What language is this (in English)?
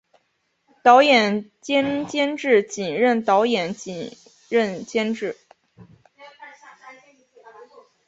Chinese